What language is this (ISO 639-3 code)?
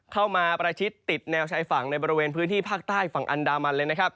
tha